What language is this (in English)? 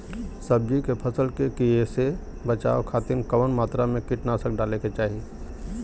Bhojpuri